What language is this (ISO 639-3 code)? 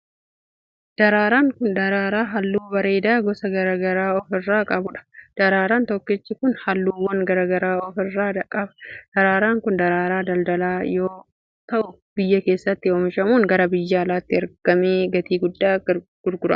orm